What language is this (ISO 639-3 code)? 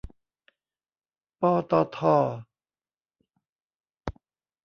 tha